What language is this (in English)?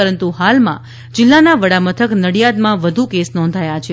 Gujarati